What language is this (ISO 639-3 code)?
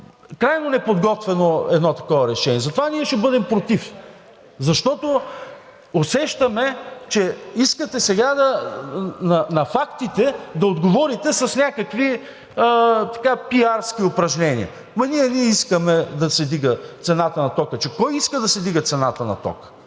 bul